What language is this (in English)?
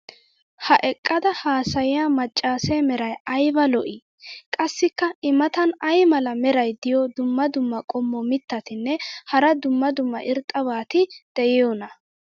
Wolaytta